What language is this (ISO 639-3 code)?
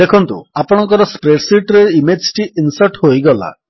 ori